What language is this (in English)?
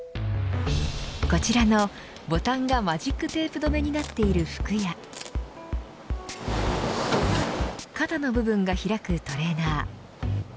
Japanese